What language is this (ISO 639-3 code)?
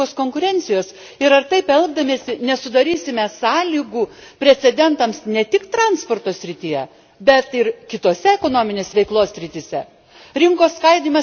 lit